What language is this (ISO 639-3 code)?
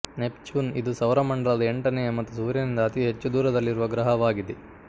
kan